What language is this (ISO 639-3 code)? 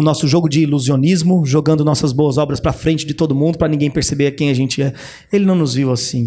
por